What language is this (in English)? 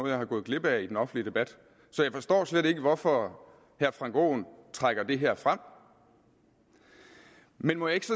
Danish